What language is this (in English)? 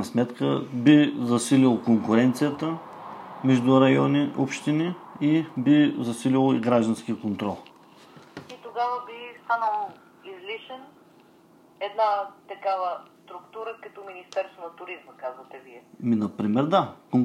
Bulgarian